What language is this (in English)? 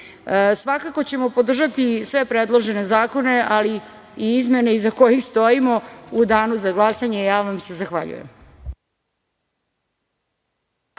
Serbian